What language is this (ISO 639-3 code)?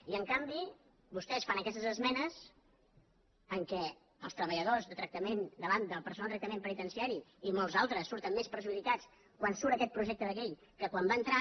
cat